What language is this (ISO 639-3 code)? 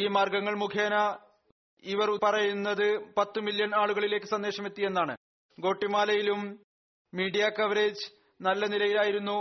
mal